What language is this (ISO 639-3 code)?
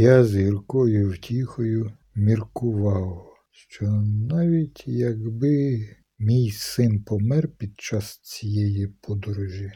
ukr